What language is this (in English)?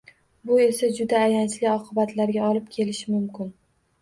Uzbek